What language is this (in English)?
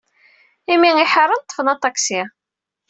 Kabyle